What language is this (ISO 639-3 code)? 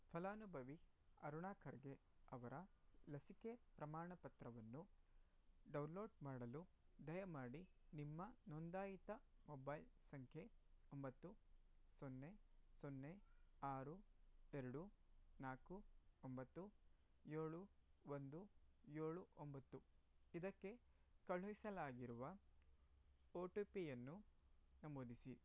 kan